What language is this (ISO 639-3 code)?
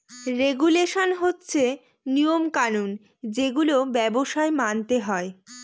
ben